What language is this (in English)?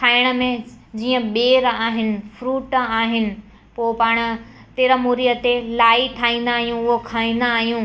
Sindhi